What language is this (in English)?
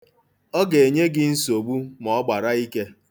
Igbo